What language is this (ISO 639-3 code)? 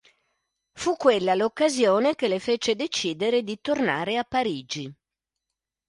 ita